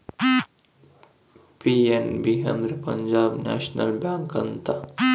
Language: Kannada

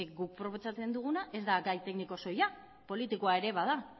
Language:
Basque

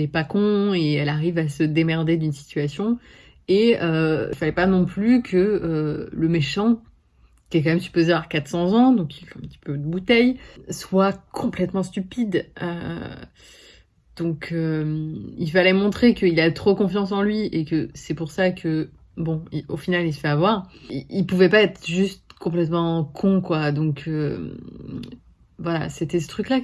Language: French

